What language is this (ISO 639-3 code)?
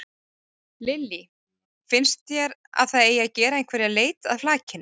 isl